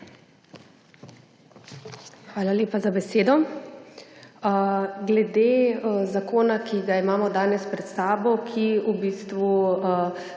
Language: Slovenian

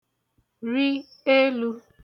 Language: Igbo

